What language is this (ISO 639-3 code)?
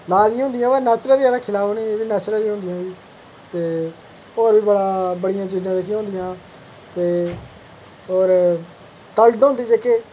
doi